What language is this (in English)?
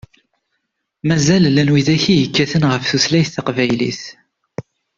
Kabyle